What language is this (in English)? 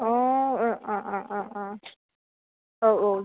Bodo